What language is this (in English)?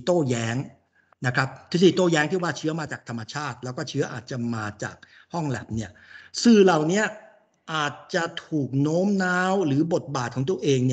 Thai